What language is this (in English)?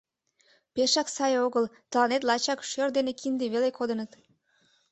Mari